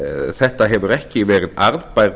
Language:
Icelandic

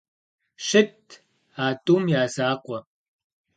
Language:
Kabardian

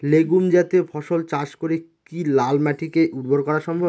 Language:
Bangla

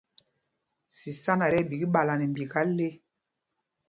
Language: Mpumpong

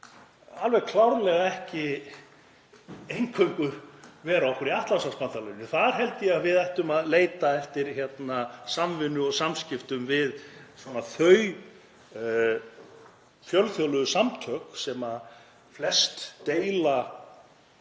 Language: Icelandic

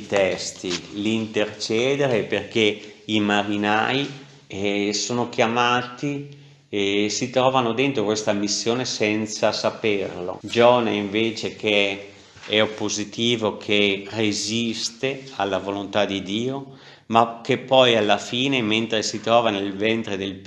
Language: Italian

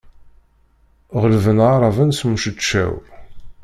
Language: Kabyle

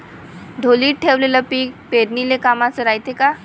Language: Marathi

